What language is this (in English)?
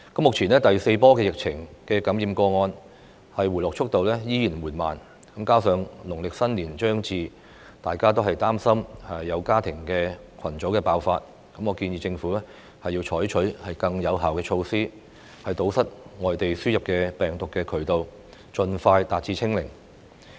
Cantonese